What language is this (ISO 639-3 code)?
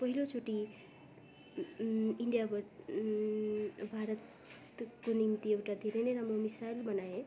nep